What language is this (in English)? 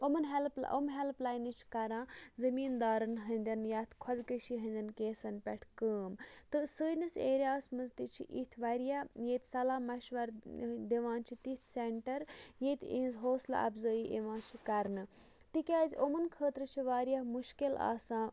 Kashmiri